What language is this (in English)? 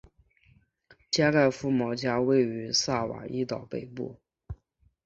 Chinese